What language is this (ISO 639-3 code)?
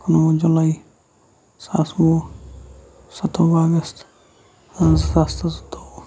kas